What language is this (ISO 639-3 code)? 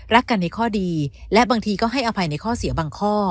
tha